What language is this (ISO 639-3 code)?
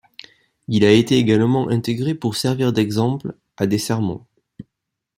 fra